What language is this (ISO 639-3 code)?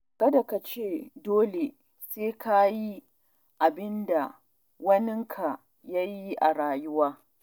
hau